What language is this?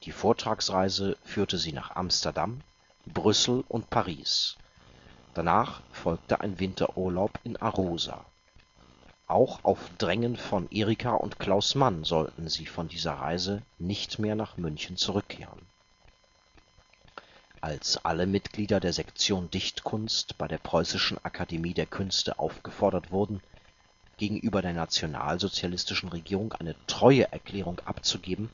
German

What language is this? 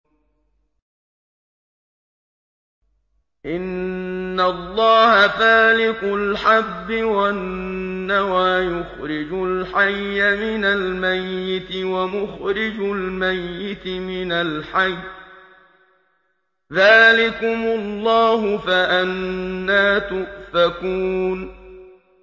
Arabic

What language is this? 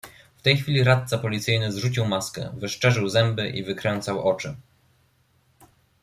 Polish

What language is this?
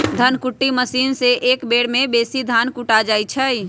Magahi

